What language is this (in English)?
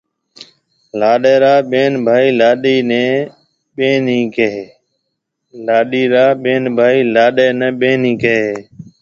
Marwari (Pakistan)